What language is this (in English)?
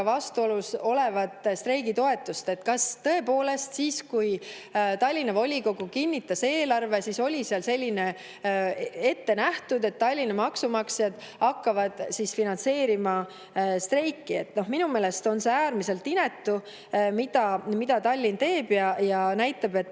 Estonian